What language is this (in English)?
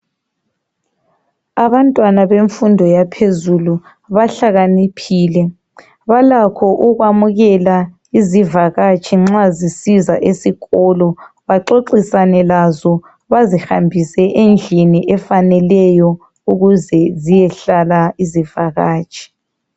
North Ndebele